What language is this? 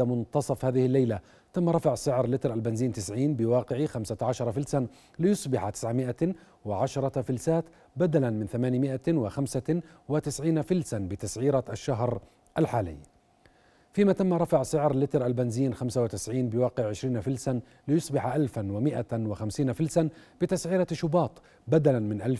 Arabic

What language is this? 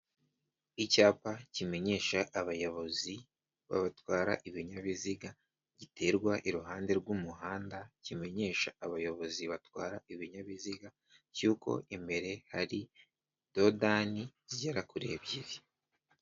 Kinyarwanda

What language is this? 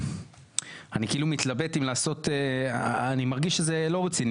Hebrew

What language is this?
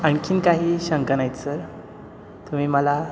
Marathi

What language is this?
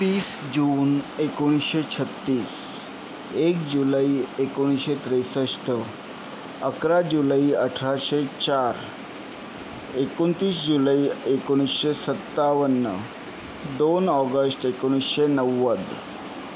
Marathi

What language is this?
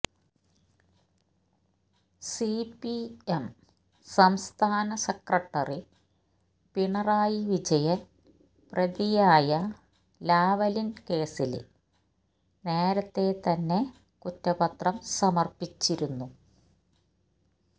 Malayalam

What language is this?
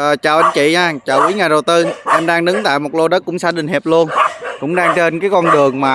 Vietnamese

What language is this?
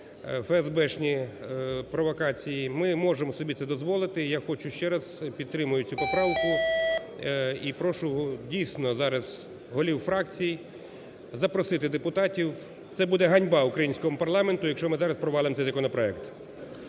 Ukrainian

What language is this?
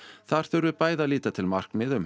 Icelandic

